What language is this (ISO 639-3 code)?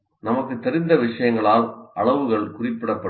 tam